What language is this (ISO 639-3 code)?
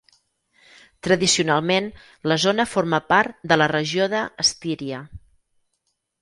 cat